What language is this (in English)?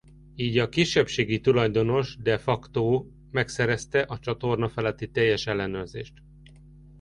Hungarian